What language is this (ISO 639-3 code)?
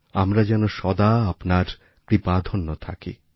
ben